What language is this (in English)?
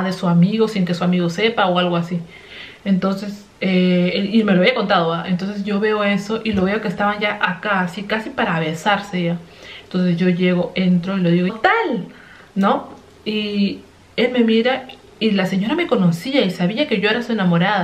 Spanish